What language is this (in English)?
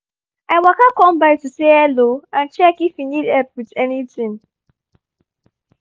Nigerian Pidgin